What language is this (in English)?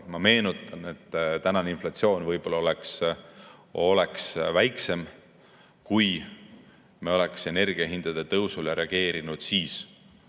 Estonian